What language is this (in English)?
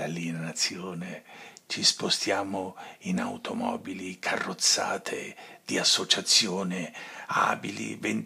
Italian